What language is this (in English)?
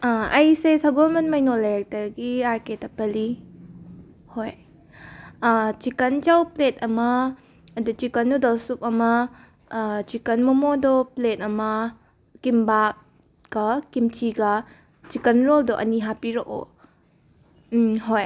Manipuri